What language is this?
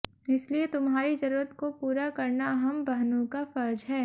Hindi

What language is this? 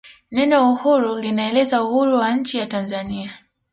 Swahili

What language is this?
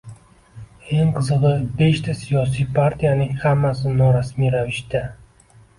Uzbek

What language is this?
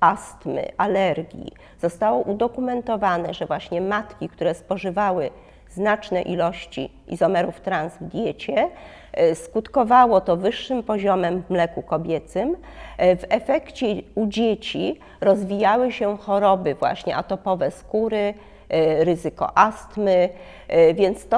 Polish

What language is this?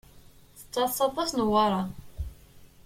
Kabyle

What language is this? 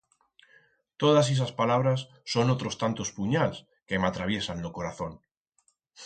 Aragonese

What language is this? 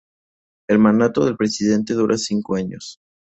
Spanish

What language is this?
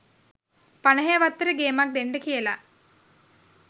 Sinhala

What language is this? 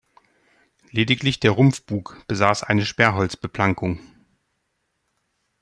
German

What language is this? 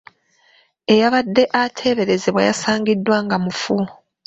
Ganda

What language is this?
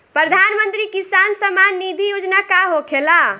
Bhojpuri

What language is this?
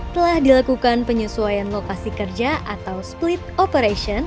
Indonesian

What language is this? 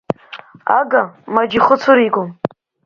Abkhazian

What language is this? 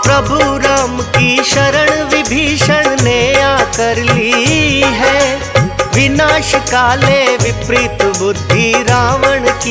Hindi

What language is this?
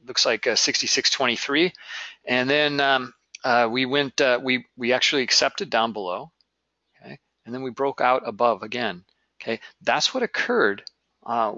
English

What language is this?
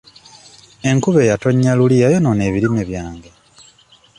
Ganda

